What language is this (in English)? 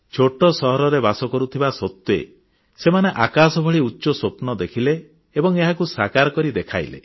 Odia